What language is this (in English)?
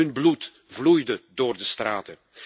Dutch